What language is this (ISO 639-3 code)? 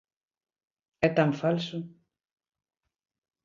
glg